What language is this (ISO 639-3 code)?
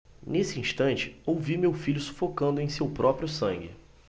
por